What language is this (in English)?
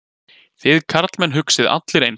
Icelandic